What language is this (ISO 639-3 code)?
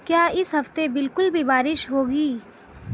urd